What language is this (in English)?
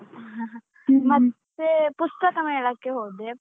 Kannada